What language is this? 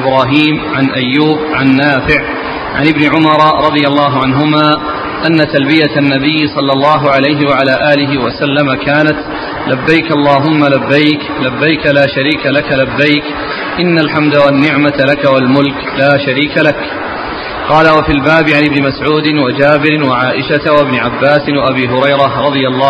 Arabic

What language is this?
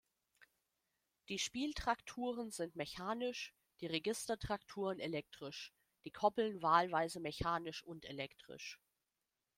German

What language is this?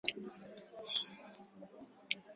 Swahili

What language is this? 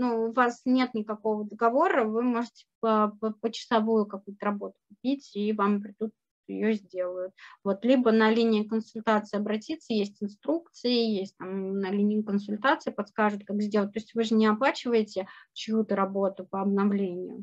Russian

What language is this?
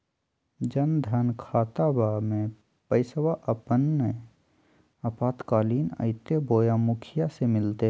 Magahi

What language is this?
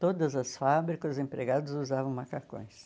Portuguese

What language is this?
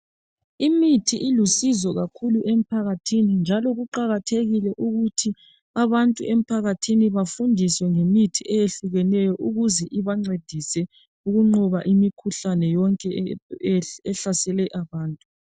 North Ndebele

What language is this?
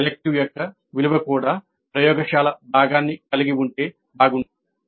Telugu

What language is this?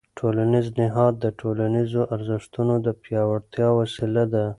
Pashto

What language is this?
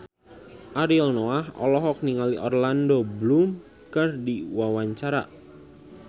Sundanese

